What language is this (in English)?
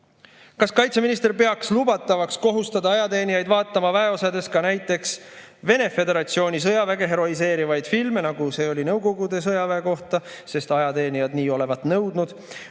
Estonian